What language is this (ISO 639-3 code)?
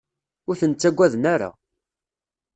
kab